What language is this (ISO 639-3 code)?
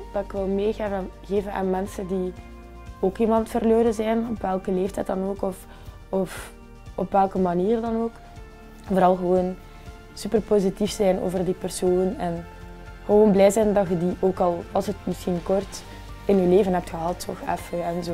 nld